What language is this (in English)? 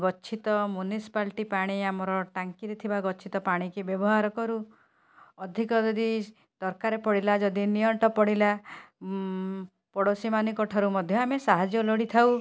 Odia